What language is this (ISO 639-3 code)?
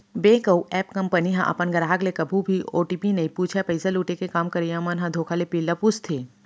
hne